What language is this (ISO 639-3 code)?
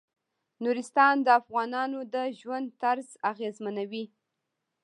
pus